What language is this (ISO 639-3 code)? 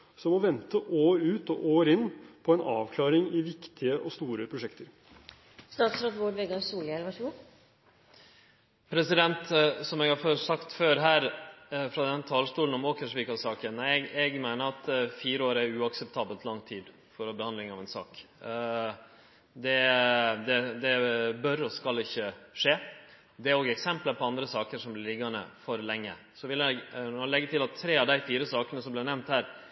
nor